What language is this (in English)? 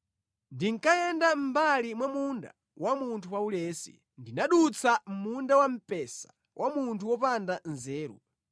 Nyanja